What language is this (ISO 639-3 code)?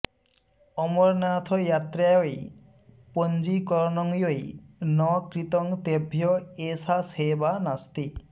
san